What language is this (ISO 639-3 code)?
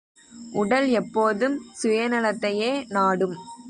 tam